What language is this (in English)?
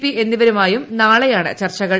Malayalam